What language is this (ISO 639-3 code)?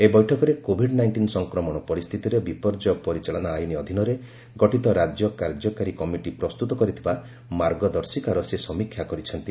ori